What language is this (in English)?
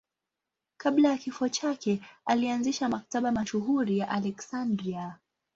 Swahili